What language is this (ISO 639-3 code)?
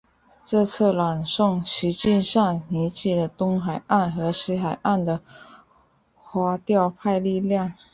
zho